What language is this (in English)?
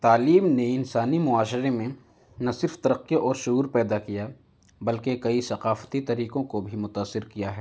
Urdu